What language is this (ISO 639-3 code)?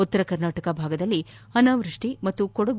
kan